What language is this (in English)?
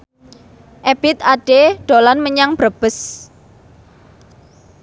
Javanese